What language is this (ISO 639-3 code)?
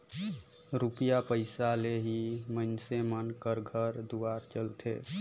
hne